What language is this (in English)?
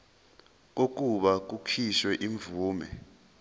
Zulu